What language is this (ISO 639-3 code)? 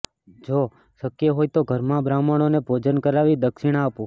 guj